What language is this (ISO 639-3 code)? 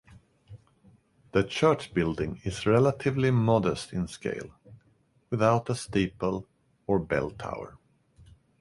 eng